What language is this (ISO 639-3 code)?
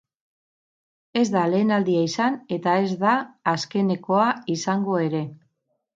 eus